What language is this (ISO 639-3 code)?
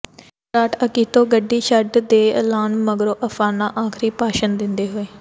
pan